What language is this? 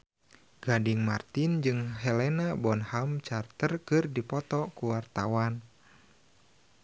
Sundanese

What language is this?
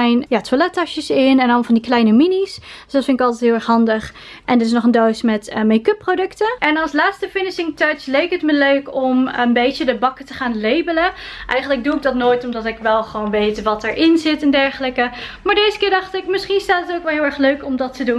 Dutch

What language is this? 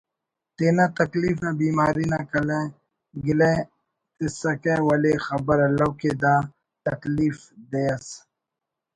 Brahui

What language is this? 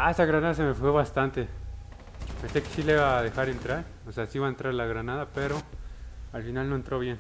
Spanish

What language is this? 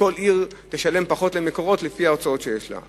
Hebrew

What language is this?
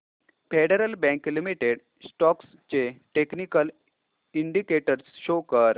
Marathi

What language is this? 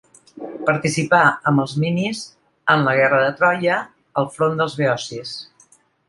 Catalan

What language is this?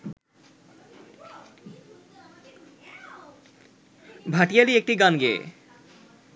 Bangla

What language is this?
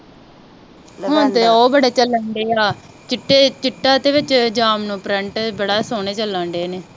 Punjabi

